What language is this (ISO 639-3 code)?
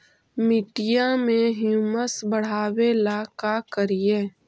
mag